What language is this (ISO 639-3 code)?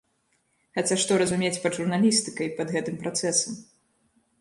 bel